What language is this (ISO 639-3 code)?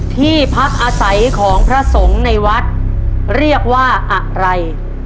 tha